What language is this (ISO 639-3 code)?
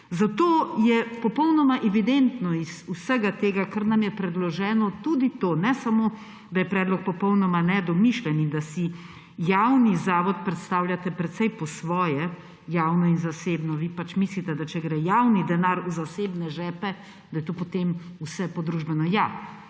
slv